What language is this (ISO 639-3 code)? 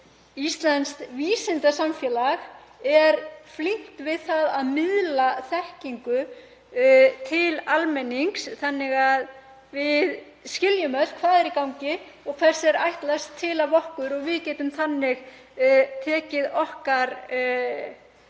isl